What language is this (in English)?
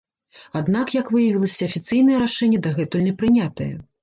Belarusian